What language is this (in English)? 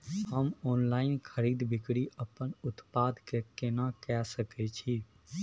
Maithili